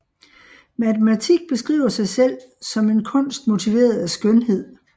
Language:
Danish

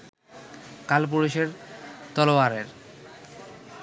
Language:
Bangla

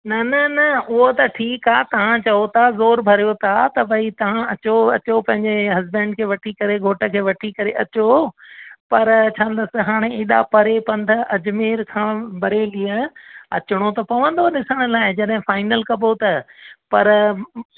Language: Sindhi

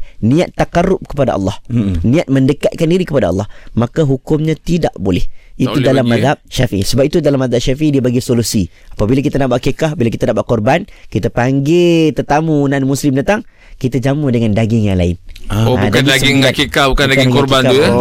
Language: Malay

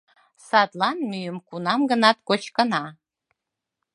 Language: Mari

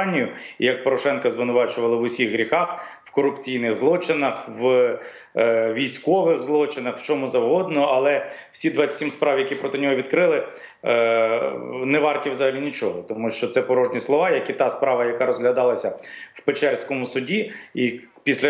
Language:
Ukrainian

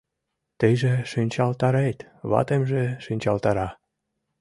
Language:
Mari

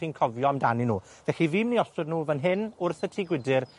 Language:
Welsh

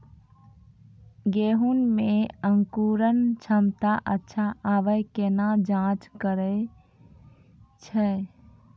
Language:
Maithili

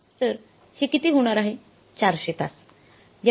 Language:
Marathi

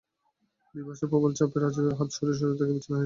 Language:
Bangla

